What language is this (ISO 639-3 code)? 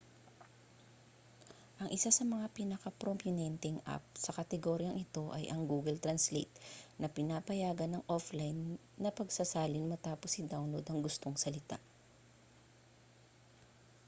fil